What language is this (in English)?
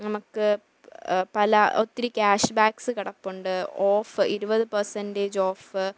Malayalam